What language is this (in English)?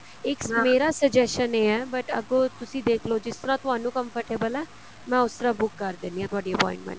Punjabi